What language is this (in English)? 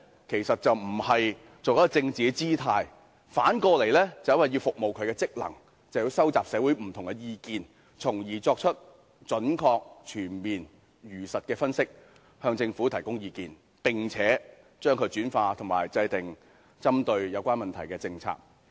Cantonese